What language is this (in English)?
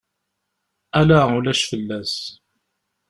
Kabyle